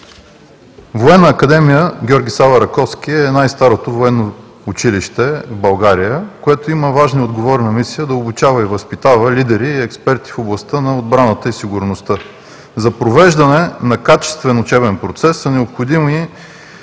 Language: Bulgarian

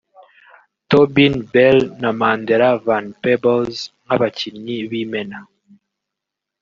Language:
Kinyarwanda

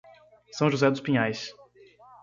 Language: Portuguese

